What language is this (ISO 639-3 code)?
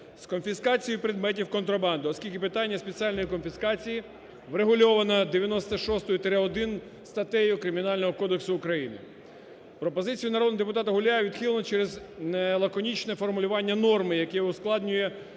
ukr